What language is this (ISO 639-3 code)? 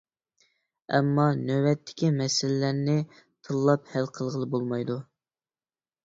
uig